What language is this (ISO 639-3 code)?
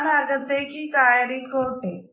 mal